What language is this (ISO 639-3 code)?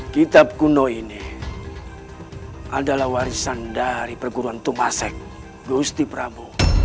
ind